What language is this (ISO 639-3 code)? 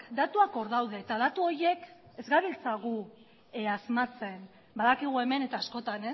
eus